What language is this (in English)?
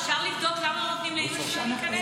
Hebrew